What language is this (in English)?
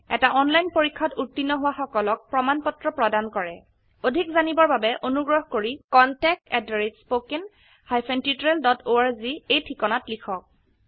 Assamese